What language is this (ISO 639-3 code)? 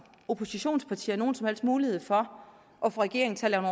dan